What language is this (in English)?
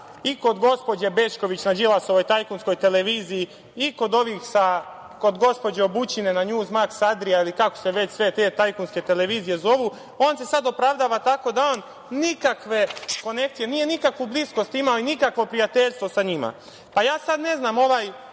Serbian